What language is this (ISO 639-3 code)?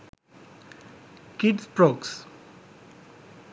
sin